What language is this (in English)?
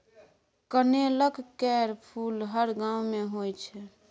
Maithili